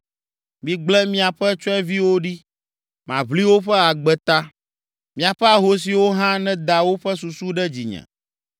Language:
Ewe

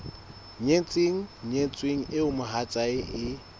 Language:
Southern Sotho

